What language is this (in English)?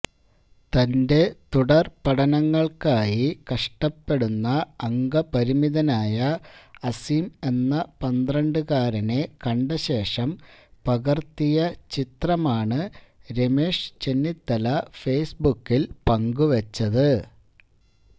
Malayalam